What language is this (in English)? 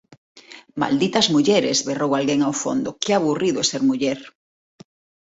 Galician